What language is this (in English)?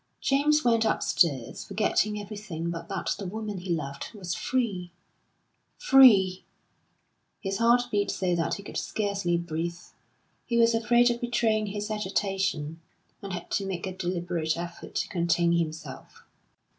English